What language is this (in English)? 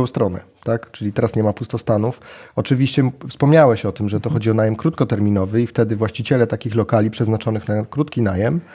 Polish